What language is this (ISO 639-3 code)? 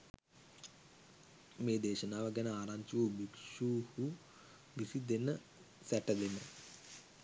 sin